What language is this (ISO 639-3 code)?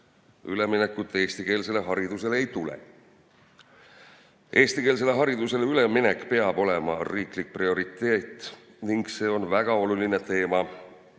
est